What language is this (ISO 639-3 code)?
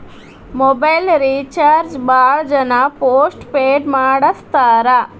kan